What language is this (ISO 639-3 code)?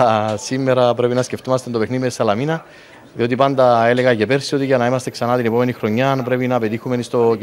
ell